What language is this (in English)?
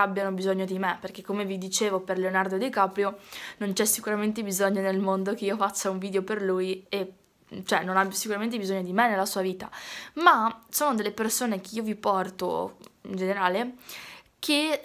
Italian